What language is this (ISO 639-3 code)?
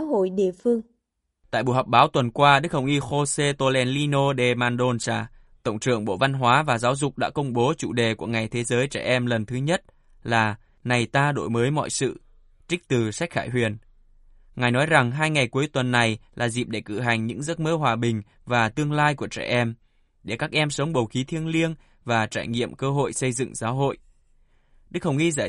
vie